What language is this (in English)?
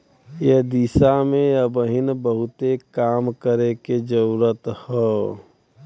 Bhojpuri